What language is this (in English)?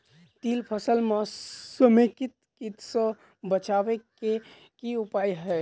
Maithili